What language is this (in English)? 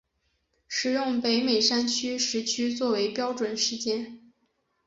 Chinese